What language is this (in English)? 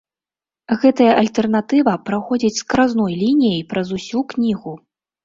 Belarusian